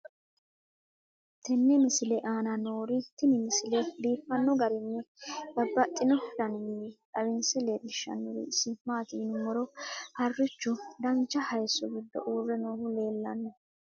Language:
Sidamo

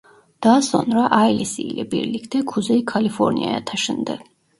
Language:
Turkish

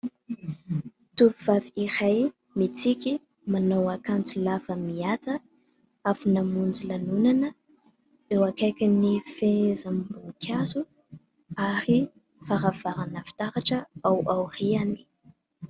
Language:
Malagasy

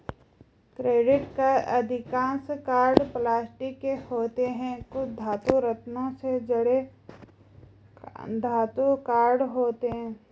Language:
Hindi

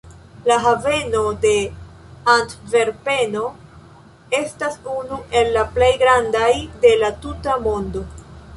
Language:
Esperanto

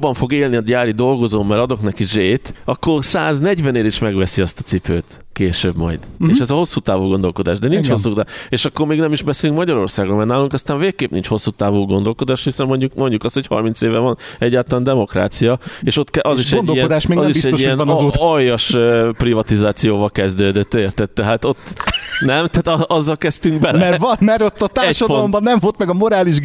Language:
Hungarian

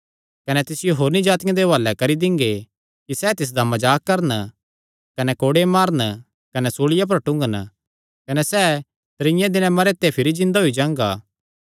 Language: Kangri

